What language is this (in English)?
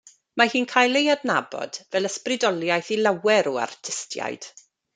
Welsh